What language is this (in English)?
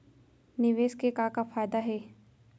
Chhattisgarhi